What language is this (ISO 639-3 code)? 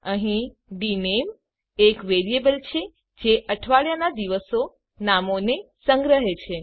guj